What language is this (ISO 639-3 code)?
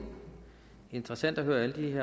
dan